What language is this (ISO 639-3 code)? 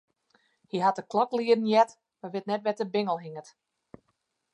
fry